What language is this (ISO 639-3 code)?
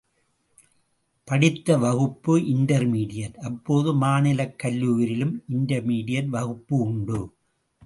tam